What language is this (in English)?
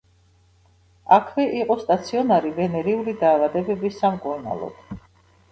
Georgian